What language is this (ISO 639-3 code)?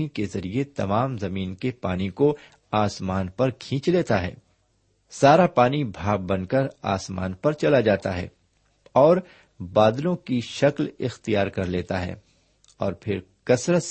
urd